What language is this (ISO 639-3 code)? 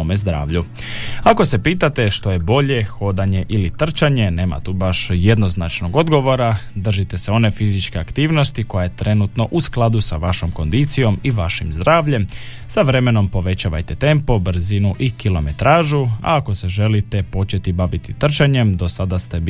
hrv